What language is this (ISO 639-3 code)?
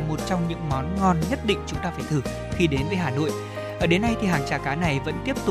vie